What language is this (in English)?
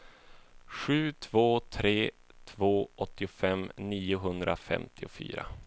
Swedish